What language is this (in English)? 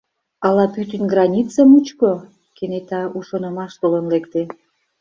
Mari